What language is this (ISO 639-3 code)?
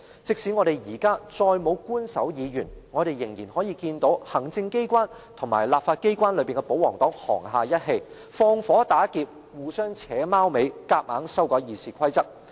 yue